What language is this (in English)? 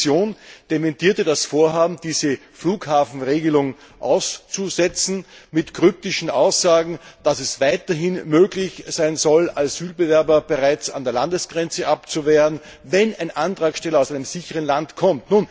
German